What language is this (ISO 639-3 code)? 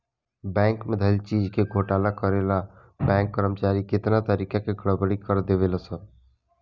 bho